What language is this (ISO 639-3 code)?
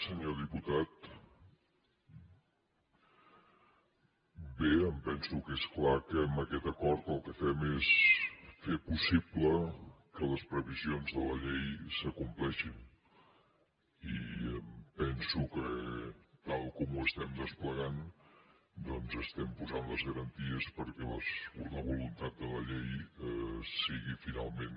cat